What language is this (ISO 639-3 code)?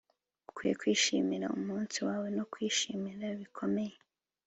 kin